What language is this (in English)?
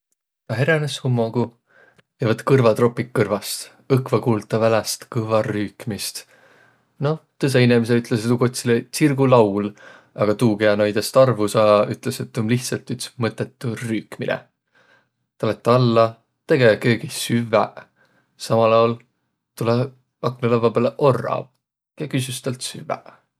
Võro